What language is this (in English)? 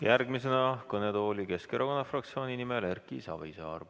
Estonian